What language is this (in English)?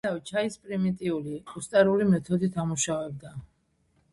Georgian